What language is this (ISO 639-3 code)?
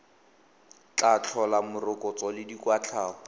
tsn